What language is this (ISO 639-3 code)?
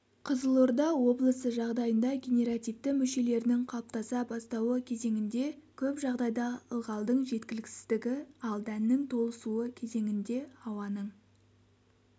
kaz